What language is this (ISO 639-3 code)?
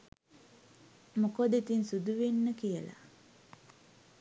sin